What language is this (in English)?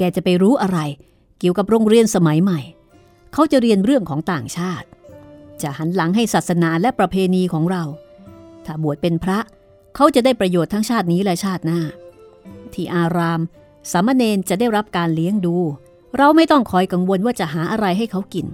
Thai